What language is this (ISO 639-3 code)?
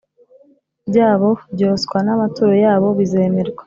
kin